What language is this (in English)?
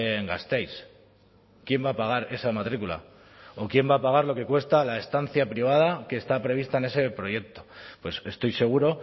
Spanish